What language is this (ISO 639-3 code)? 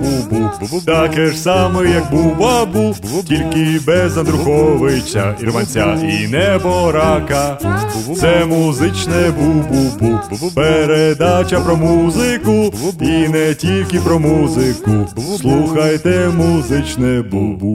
ukr